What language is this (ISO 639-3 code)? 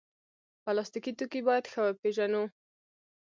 pus